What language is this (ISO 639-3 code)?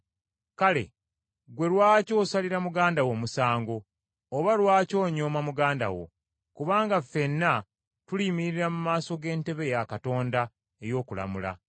lug